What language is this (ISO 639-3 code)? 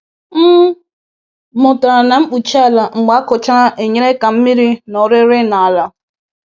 ibo